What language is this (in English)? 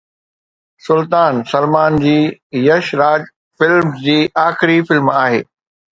Sindhi